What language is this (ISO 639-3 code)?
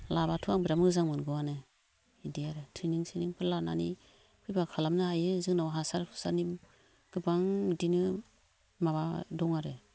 brx